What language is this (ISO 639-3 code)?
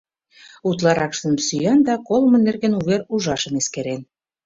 chm